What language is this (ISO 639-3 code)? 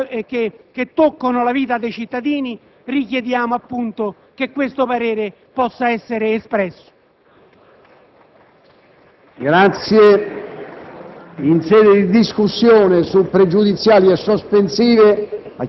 ita